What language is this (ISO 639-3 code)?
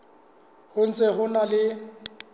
sot